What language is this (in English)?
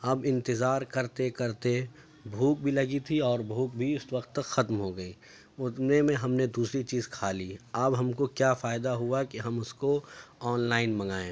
Urdu